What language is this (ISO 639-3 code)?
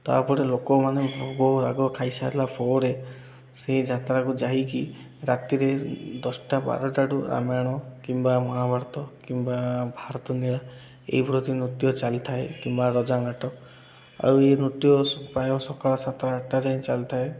ori